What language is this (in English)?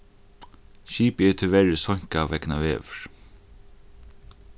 Faroese